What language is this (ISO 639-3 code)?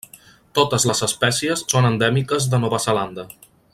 cat